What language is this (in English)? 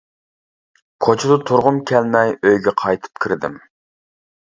Uyghur